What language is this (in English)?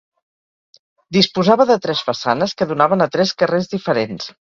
Catalan